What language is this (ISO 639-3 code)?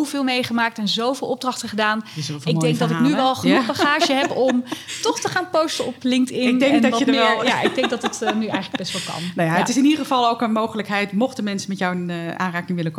nld